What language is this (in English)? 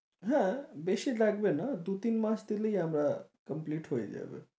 Bangla